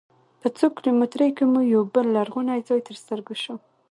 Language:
Pashto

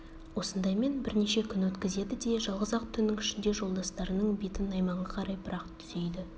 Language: Kazakh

